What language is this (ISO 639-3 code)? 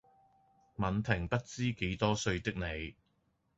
yue